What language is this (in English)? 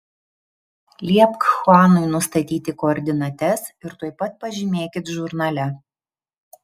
Lithuanian